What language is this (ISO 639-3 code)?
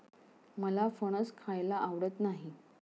mar